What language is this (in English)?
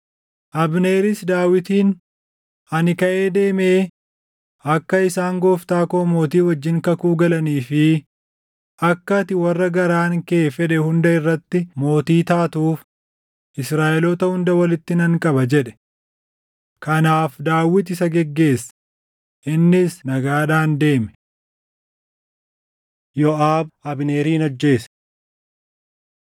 Oromo